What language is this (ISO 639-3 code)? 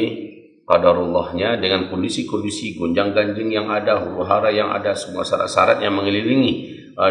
ind